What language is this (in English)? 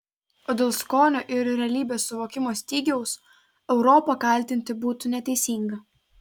Lithuanian